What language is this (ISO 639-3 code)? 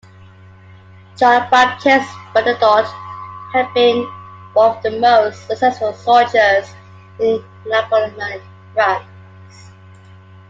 eng